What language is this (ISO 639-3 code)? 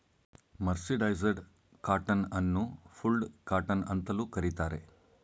kan